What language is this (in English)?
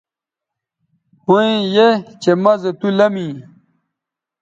Bateri